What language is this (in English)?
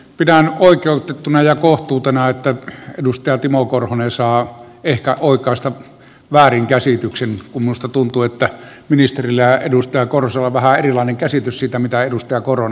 Finnish